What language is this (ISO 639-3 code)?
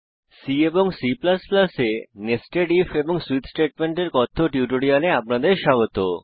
ben